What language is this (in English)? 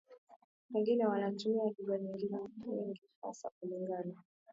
Swahili